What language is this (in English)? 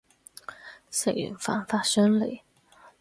Cantonese